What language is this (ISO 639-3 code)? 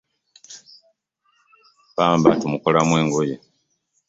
lug